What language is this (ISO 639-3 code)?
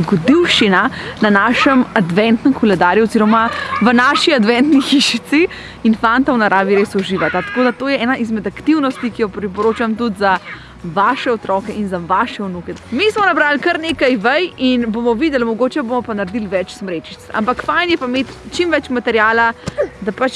slv